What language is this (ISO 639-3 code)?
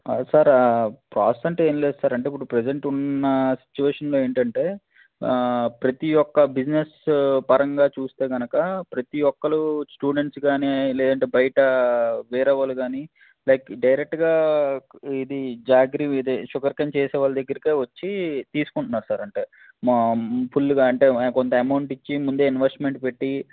tel